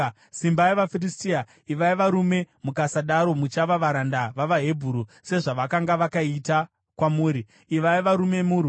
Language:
Shona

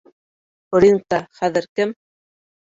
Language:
Bashkir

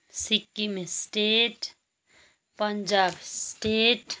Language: Nepali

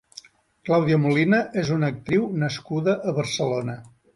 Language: Catalan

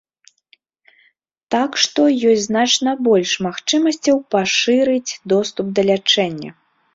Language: Belarusian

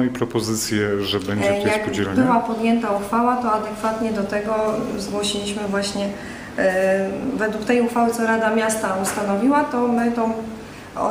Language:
Polish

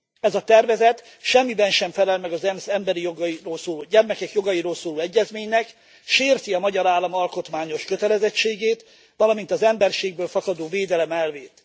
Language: Hungarian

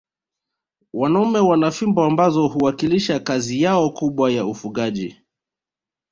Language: Swahili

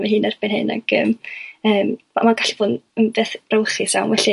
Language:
Welsh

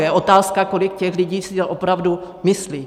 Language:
Czech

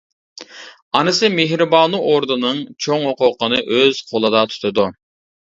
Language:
Uyghur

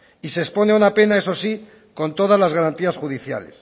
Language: Spanish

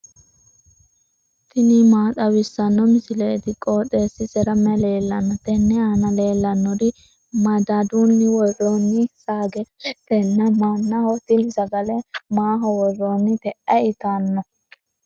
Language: Sidamo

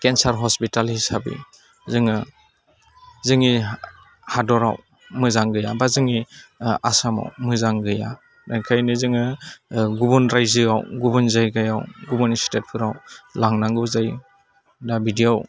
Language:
Bodo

